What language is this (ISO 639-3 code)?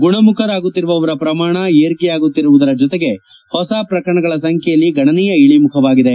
kan